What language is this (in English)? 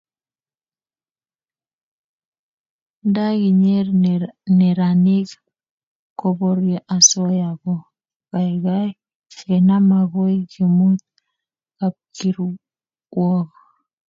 Kalenjin